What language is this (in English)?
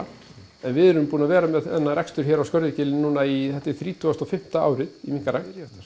Icelandic